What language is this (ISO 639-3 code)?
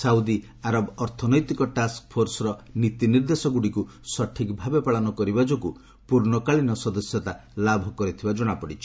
ori